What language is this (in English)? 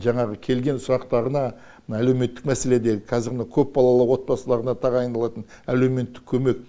Kazakh